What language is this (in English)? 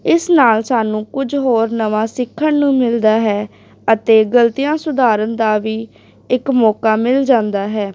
Punjabi